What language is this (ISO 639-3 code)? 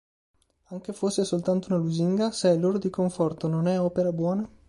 ita